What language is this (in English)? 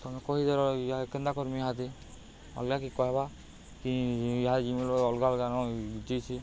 Odia